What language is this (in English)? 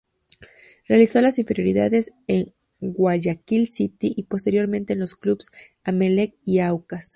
Spanish